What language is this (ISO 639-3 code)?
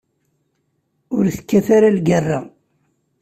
kab